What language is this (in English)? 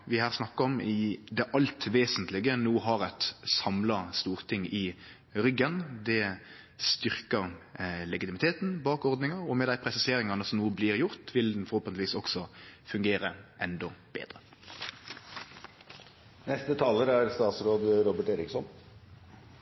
Norwegian